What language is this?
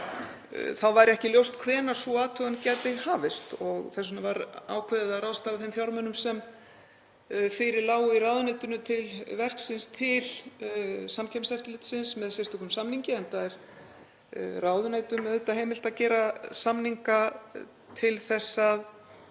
Icelandic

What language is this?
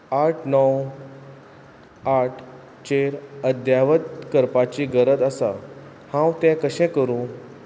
Konkani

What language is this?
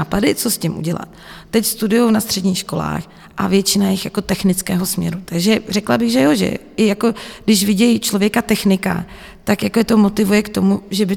Czech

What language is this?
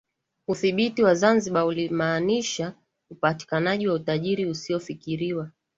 Swahili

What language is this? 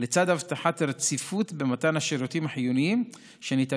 Hebrew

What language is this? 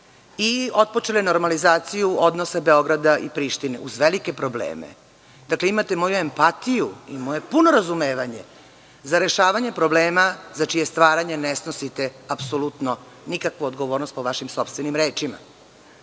Serbian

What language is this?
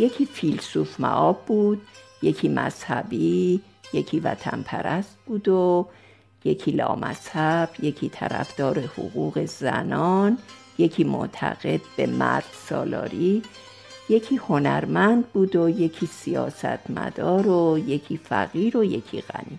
Persian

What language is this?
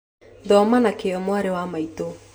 Kikuyu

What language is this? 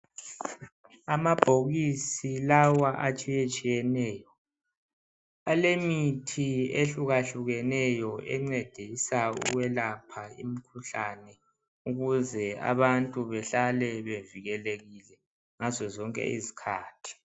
North Ndebele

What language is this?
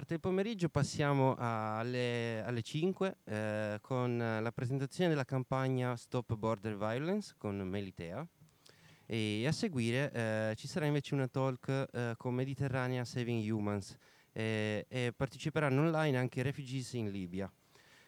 Italian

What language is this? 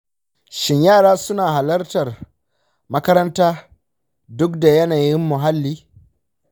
Hausa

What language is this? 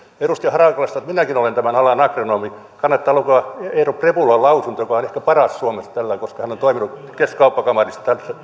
Finnish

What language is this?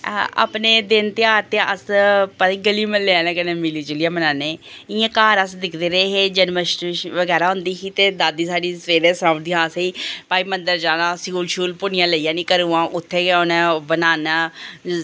Dogri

